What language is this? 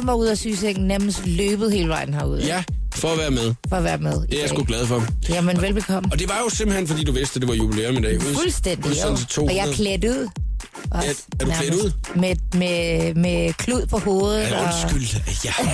Danish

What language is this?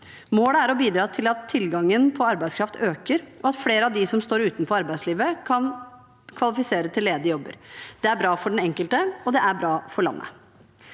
Norwegian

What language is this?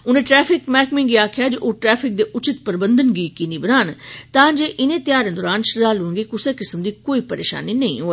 Dogri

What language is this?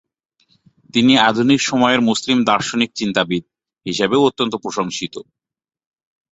Bangla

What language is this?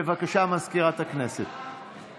Hebrew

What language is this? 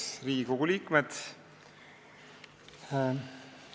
Estonian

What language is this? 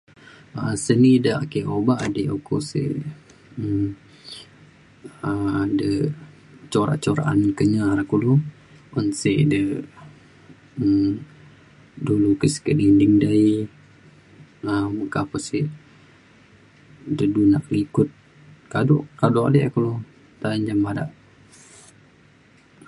Mainstream Kenyah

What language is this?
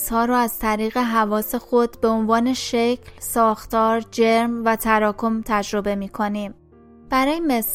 Persian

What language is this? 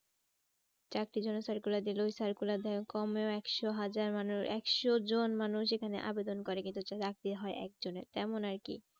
Bangla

